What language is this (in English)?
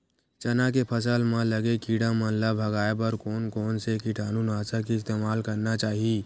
Chhattisgarhi